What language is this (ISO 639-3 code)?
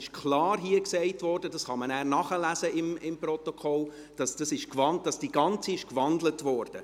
gsw